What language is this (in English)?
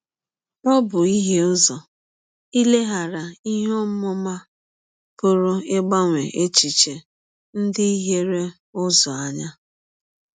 Igbo